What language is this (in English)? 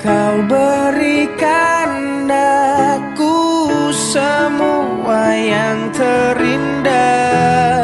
Indonesian